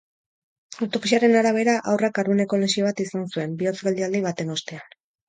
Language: Basque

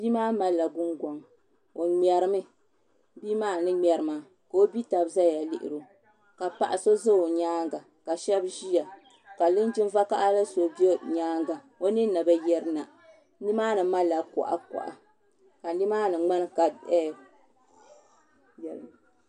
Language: Dagbani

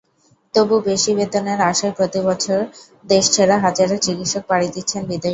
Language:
Bangla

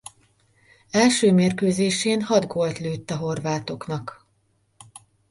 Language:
Hungarian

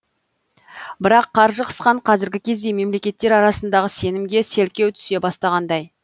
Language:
Kazakh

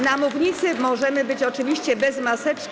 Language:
Polish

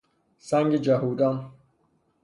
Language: Persian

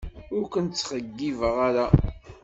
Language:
Kabyle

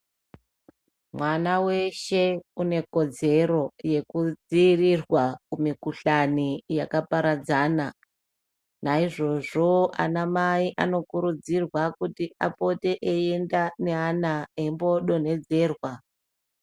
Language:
Ndau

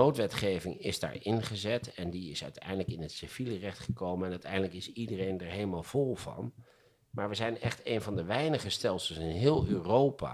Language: Dutch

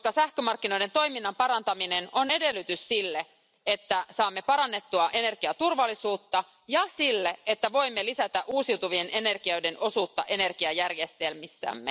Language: Finnish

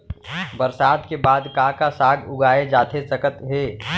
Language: Chhattisgarhi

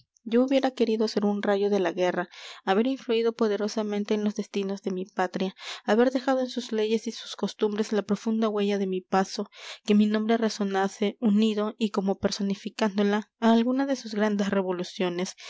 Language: Spanish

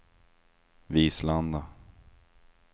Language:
Swedish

